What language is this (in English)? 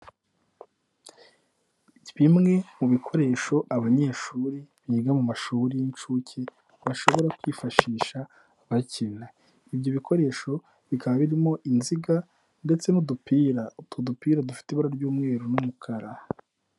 Kinyarwanda